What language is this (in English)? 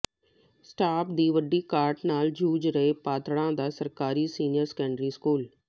Punjabi